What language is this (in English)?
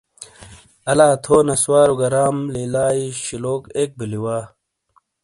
Shina